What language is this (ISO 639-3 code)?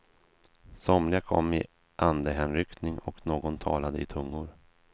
swe